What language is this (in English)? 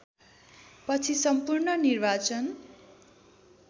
Nepali